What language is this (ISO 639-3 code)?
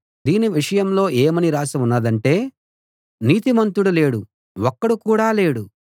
tel